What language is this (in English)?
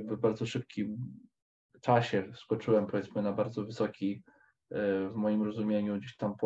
Polish